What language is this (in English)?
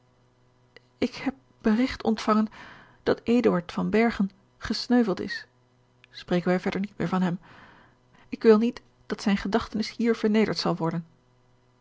Dutch